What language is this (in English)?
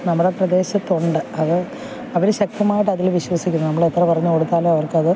Malayalam